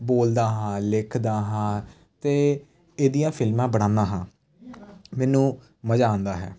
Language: Punjabi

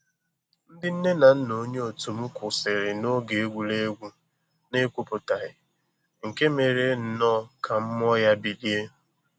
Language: Igbo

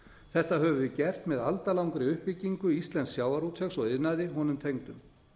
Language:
Icelandic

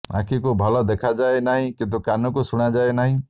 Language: Odia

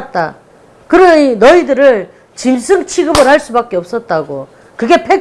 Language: Korean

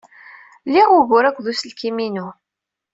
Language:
Kabyle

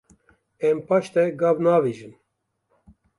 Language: Kurdish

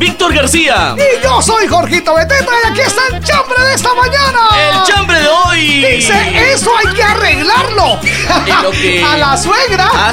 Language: Spanish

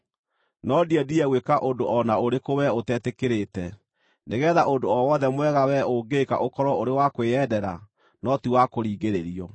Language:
Kikuyu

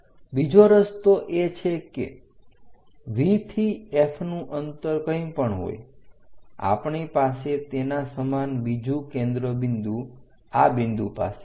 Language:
Gujarati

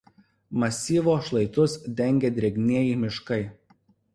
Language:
Lithuanian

